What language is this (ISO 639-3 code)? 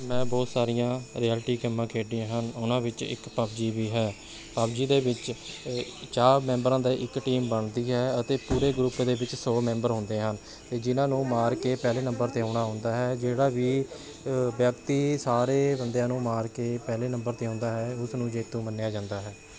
pan